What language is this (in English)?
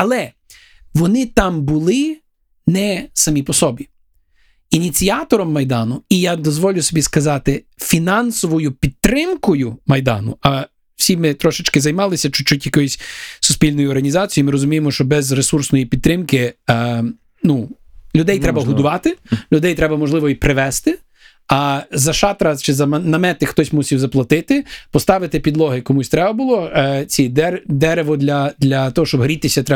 Ukrainian